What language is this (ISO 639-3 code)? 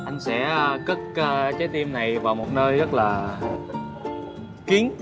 vie